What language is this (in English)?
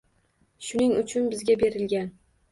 Uzbek